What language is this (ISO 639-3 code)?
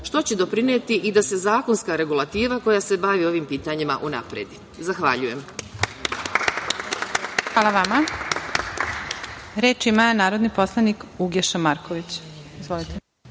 srp